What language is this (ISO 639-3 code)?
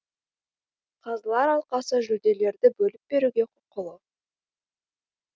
kaz